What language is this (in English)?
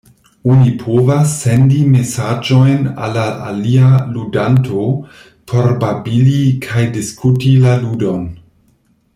Esperanto